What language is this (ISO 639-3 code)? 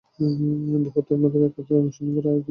ben